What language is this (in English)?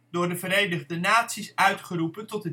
Dutch